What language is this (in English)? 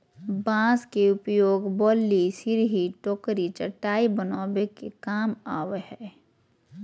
Magahi